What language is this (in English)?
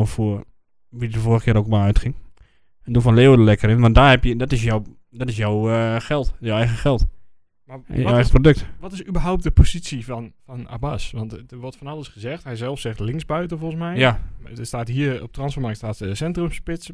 Dutch